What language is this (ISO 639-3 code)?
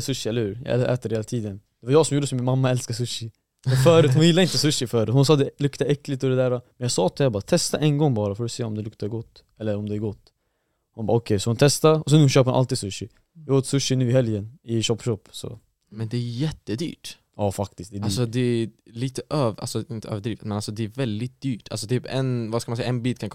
swe